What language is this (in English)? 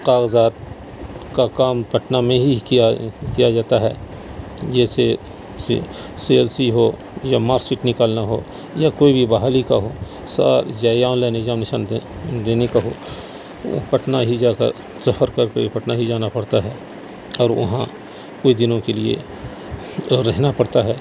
Urdu